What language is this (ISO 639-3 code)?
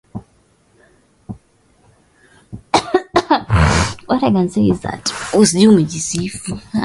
swa